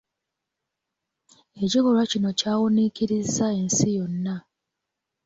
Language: Ganda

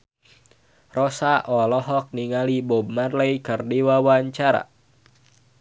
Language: Sundanese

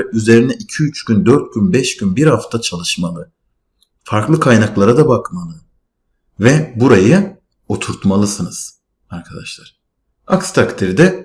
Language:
Turkish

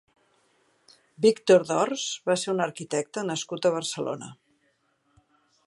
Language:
Catalan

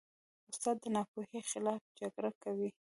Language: Pashto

